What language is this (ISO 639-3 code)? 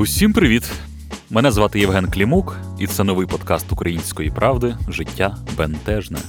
ukr